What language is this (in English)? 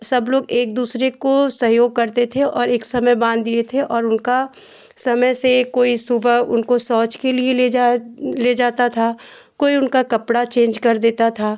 Hindi